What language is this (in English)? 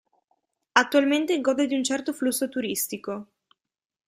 Italian